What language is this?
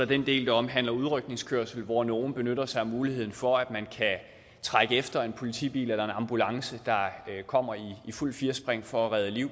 Danish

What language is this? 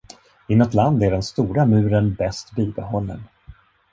Swedish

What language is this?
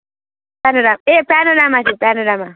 Nepali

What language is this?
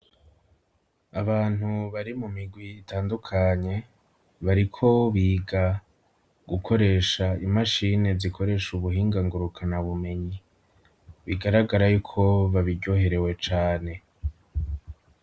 Rundi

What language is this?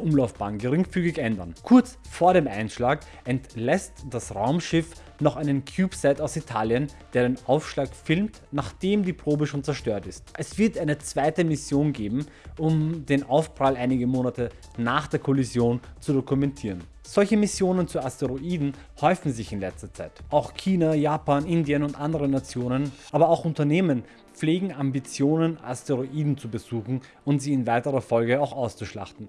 German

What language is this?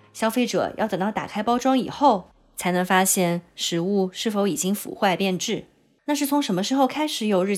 Chinese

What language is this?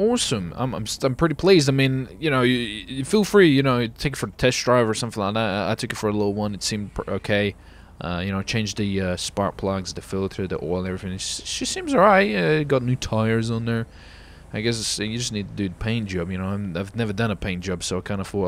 English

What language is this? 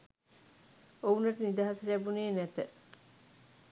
Sinhala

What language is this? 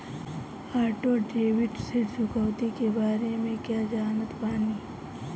Bhojpuri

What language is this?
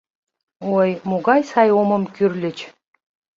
Mari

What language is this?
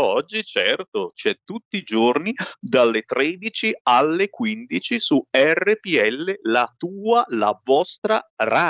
Italian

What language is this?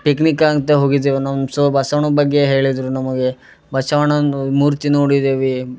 Kannada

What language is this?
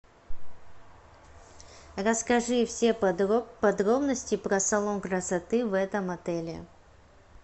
Russian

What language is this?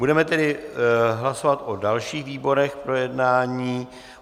Czech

